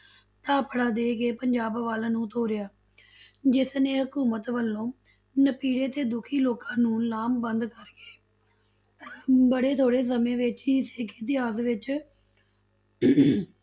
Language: Punjabi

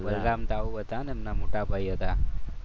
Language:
Gujarati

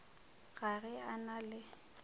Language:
Northern Sotho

